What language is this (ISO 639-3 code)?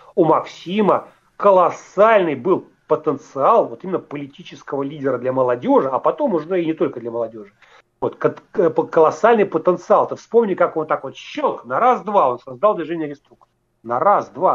rus